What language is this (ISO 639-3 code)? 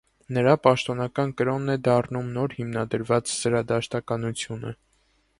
hye